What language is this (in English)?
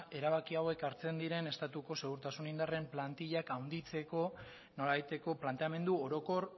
Basque